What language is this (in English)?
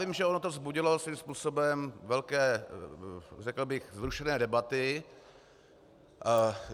Czech